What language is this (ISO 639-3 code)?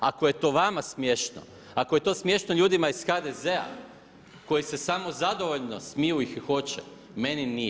hrv